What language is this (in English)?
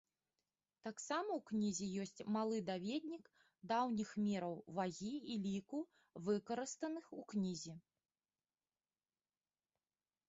Belarusian